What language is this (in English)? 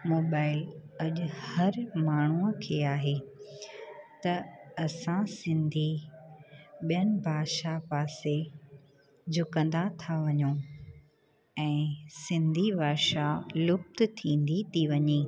Sindhi